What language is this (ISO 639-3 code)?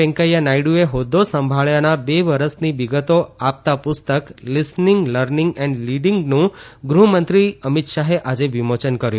guj